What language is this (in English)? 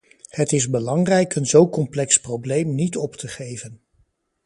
Dutch